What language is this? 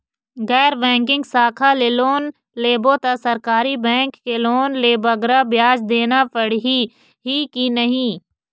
Chhattisgarhi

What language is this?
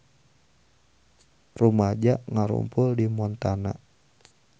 Sundanese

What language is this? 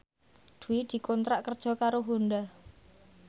Javanese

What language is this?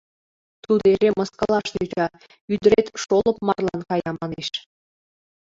Mari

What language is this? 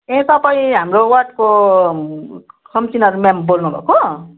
Nepali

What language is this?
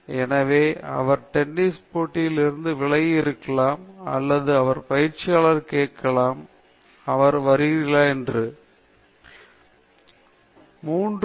Tamil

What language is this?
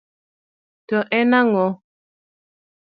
Luo (Kenya and Tanzania)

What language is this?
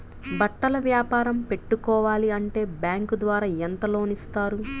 Telugu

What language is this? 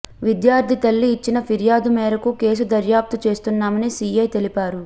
Telugu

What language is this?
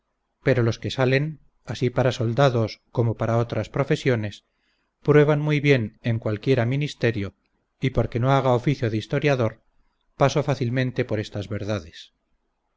Spanish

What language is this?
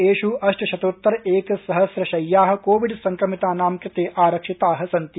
Sanskrit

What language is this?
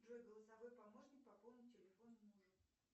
Russian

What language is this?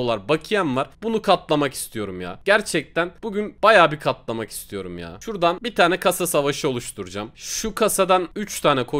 Turkish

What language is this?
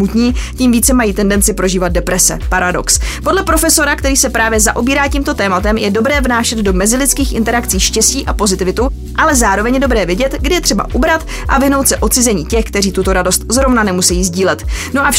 Czech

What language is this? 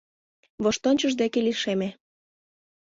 Mari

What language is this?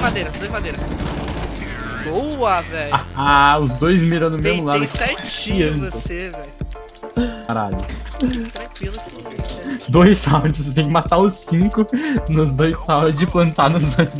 Portuguese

